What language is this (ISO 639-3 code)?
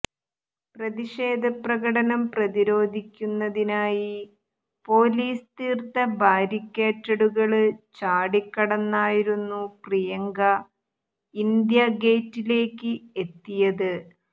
mal